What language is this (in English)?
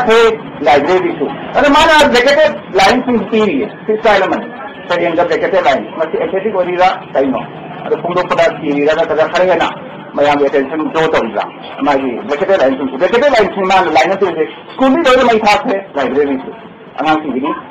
Arabic